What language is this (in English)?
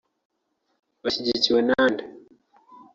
Kinyarwanda